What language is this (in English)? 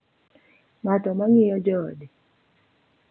Luo (Kenya and Tanzania)